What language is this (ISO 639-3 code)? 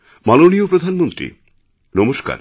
ben